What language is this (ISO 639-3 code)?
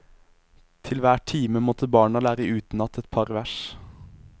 nor